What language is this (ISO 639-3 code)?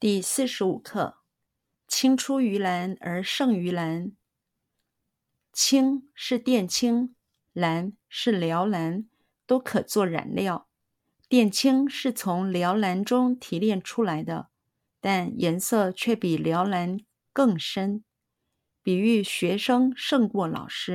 zho